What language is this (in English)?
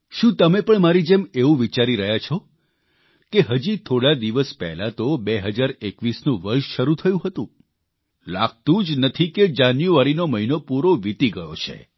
Gujarati